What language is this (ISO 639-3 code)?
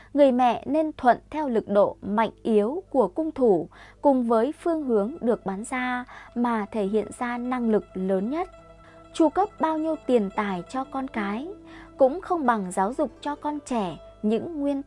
vie